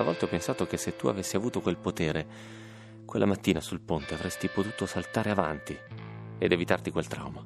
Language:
Italian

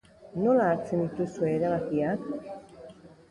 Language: Basque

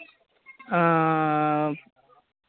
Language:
Santali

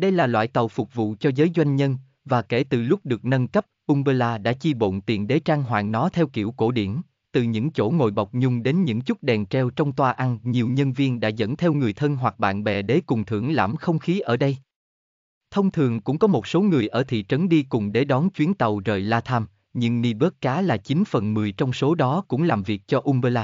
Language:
Vietnamese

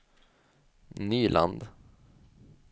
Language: Swedish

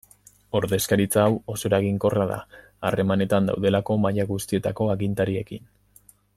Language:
Basque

